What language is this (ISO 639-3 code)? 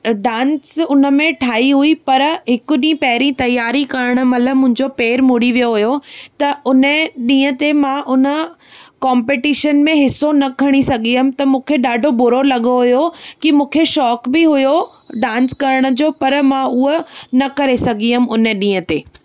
snd